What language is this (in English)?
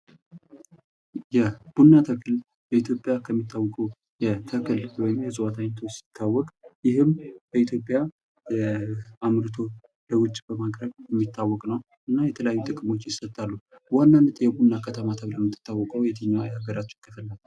Amharic